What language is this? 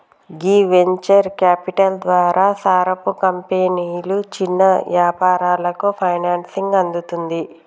Telugu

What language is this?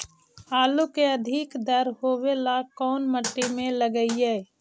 Magahi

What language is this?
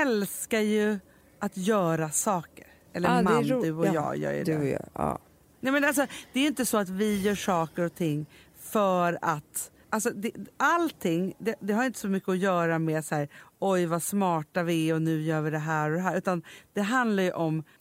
Swedish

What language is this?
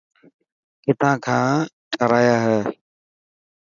Dhatki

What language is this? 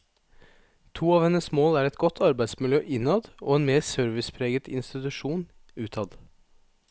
Norwegian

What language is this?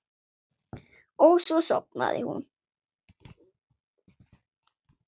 Icelandic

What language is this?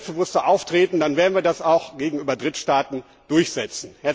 German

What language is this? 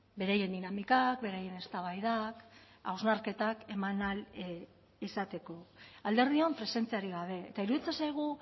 Basque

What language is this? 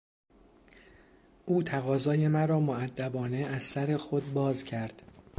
Persian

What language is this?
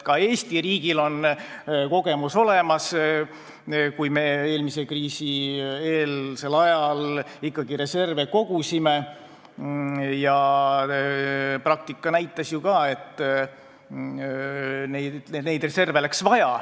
Estonian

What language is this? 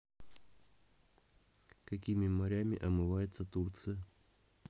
Russian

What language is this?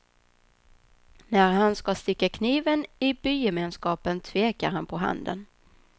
Swedish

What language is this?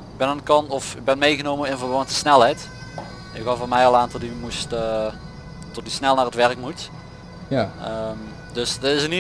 Dutch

